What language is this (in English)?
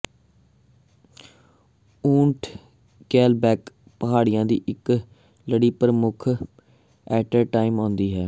Punjabi